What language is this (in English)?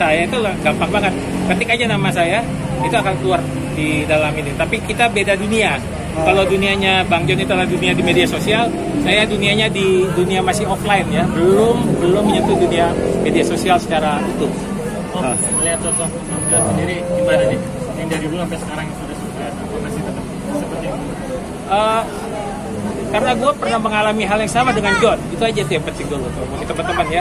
Indonesian